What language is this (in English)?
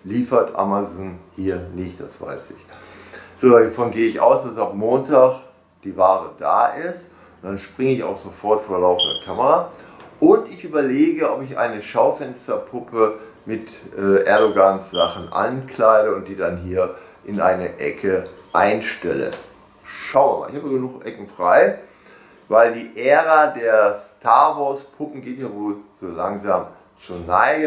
German